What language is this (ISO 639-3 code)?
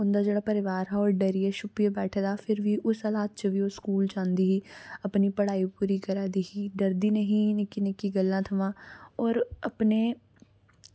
doi